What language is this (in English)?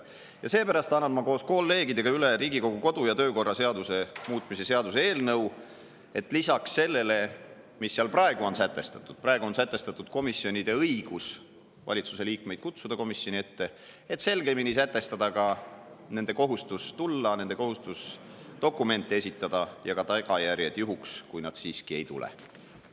Estonian